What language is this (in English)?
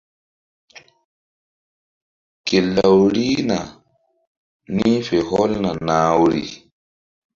Mbum